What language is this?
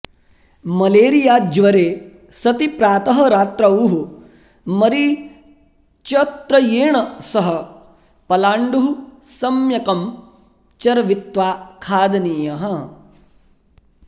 Sanskrit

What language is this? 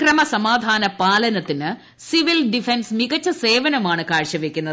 Malayalam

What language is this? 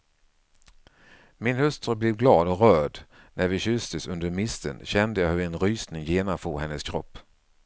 Swedish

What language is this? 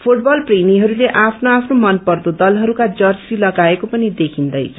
Nepali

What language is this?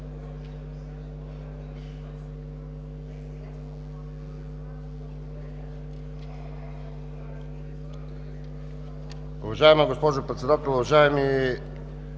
Bulgarian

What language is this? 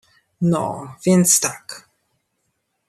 Polish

